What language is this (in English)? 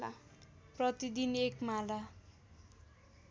Nepali